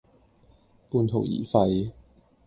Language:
Cantonese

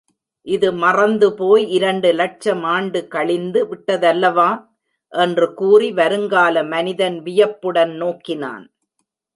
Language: Tamil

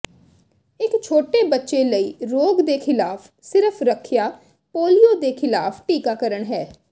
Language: Punjabi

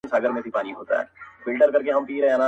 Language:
Pashto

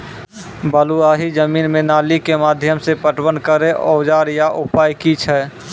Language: Maithili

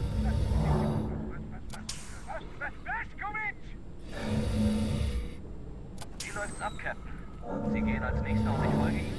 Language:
German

